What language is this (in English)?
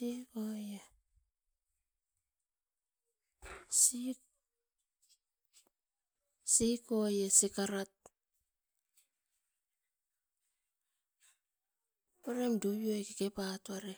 Askopan